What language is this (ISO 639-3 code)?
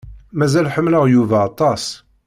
kab